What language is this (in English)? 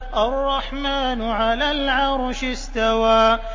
Arabic